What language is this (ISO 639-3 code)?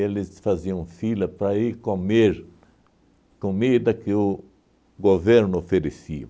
por